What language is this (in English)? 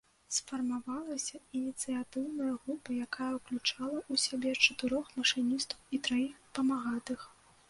Belarusian